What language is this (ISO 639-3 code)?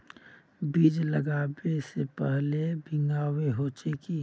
mag